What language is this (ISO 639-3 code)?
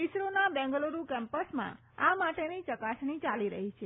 guj